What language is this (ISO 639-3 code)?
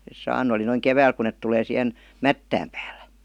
fin